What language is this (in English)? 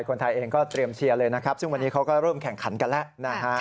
Thai